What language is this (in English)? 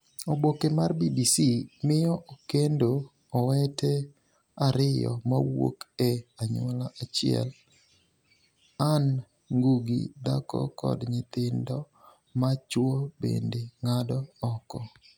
Luo (Kenya and Tanzania)